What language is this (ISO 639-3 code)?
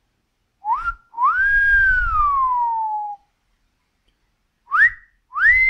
por